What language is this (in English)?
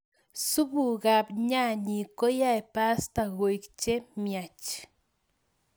Kalenjin